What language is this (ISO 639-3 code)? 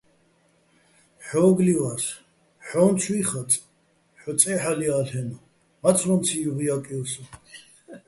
bbl